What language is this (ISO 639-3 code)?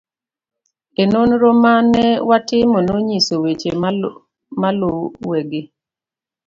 luo